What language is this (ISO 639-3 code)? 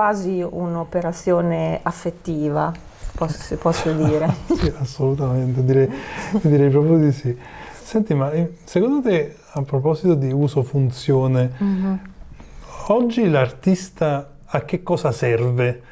ita